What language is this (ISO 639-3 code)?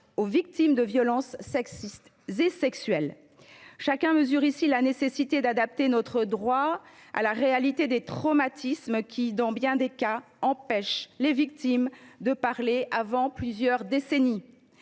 fra